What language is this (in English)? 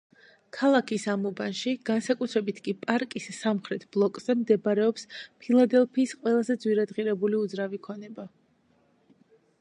Georgian